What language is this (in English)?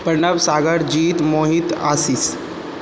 Maithili